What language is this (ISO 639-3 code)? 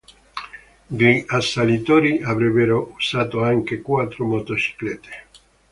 ita